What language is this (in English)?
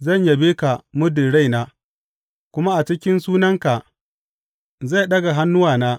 Hausa